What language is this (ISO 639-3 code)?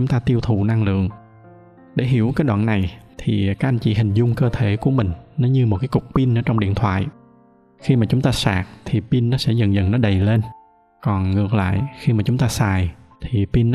vie